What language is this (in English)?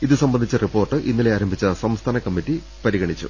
Malayalam